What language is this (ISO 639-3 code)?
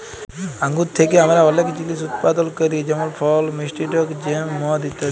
ben